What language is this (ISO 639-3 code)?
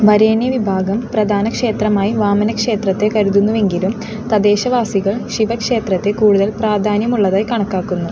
mal